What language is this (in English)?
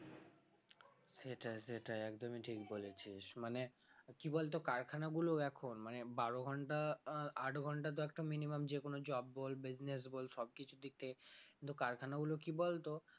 Bangla